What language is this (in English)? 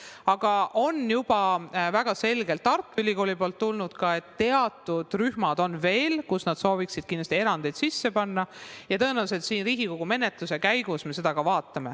Estonian